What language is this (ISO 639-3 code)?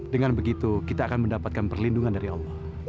ind